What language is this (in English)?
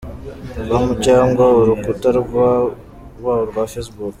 Kinyarwanda